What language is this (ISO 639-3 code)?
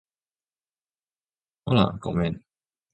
jpn